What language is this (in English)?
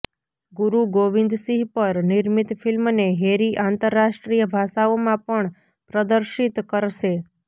Gujarati